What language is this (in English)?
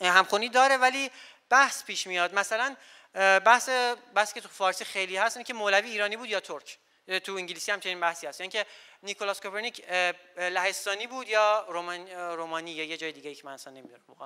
Persian